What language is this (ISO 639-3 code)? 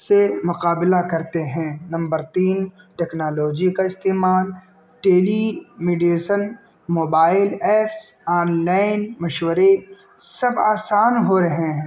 urd